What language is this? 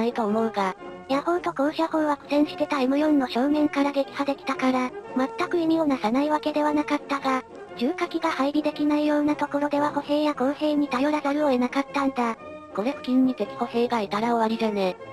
Japanese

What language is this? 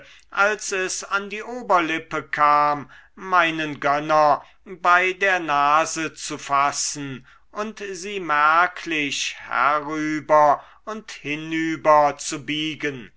German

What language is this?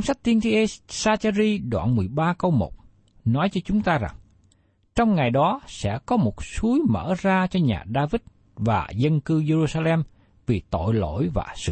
Vietnamese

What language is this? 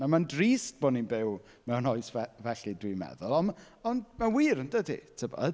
Welsh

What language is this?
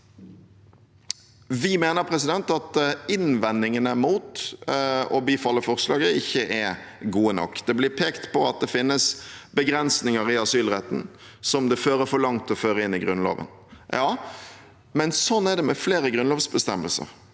Norwegian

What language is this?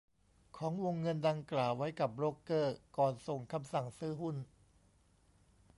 Thai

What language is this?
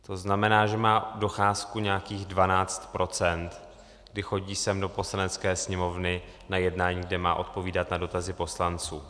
Czech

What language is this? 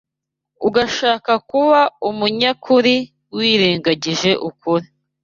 Kinyarwanda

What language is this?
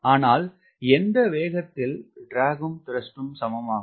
Tamil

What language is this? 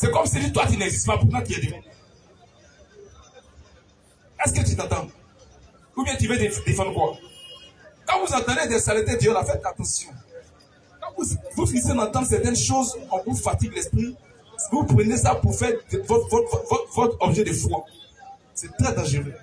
French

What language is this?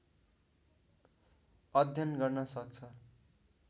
Nepali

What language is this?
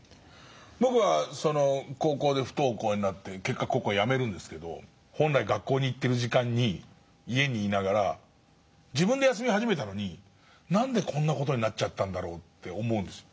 Japanese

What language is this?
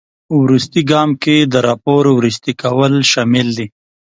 Pashto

